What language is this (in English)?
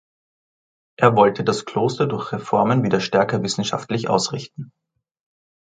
German